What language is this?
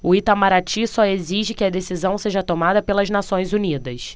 Portuguese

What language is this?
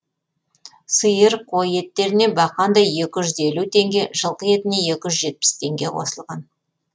Kazakh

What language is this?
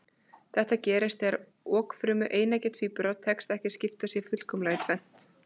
Icelandic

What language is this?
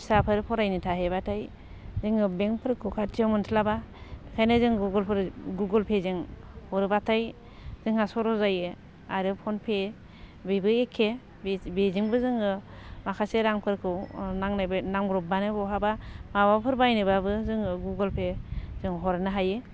Bodo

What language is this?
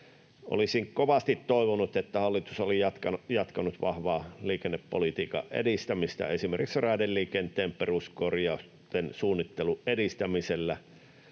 Finnish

